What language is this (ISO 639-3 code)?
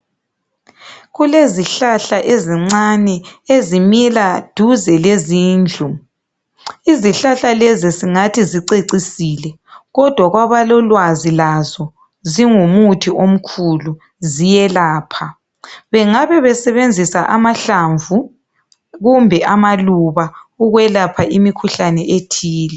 nde